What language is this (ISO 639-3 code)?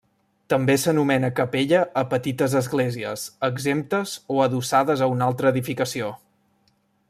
cat